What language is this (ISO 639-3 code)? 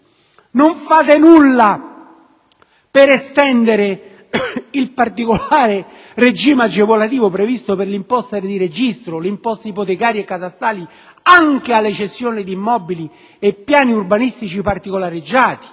ita